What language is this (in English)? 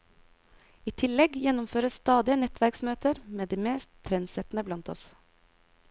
Norwegian